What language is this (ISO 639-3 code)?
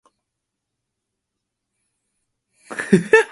eng